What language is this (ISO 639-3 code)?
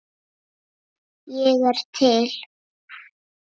isl